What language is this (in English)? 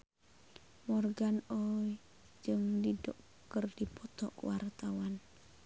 Sundanese